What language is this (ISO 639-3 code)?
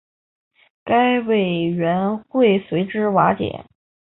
zho